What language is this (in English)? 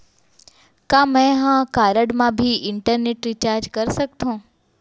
Chhattisgarhi